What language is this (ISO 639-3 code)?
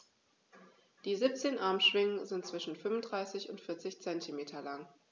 deu